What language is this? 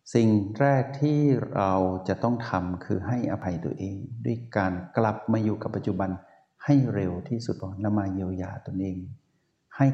Thai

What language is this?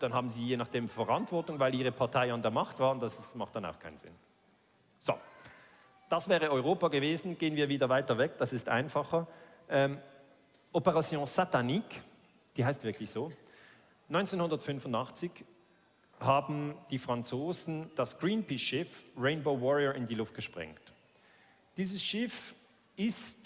German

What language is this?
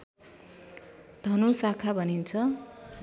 Nepali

